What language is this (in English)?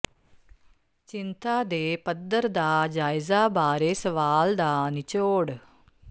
Punjabi